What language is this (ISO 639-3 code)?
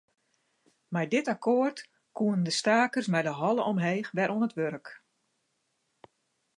fry